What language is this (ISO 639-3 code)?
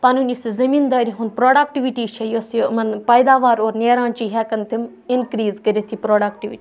kas